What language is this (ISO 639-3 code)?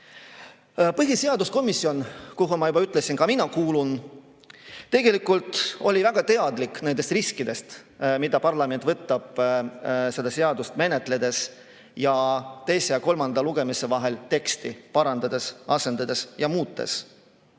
est